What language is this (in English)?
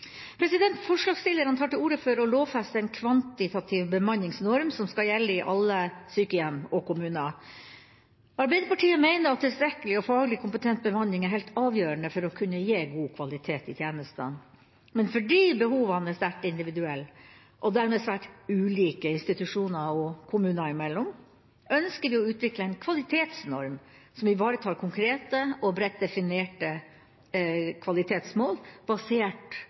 Norwegian Bokmål